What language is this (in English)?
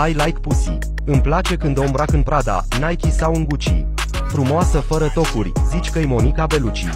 Romanian